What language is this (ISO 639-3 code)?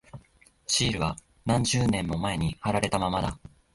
jpn